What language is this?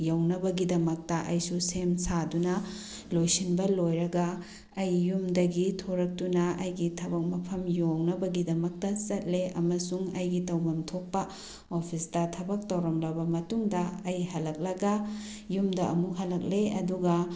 Manipuri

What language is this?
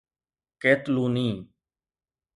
Sindhi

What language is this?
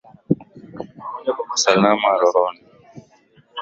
Swahili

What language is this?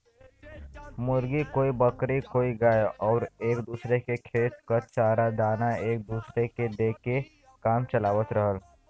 Bhojpuri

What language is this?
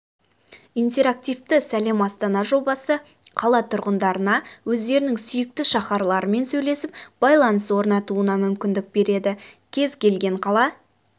Kazakh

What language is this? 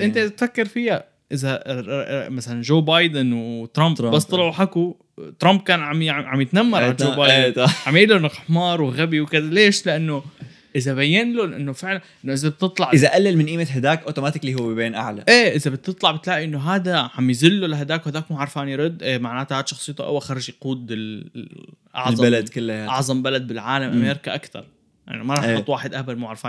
Arabic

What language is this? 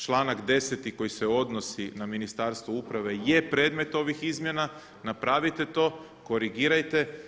Croatian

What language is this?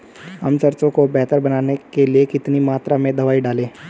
Hindi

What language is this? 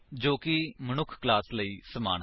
Punjabi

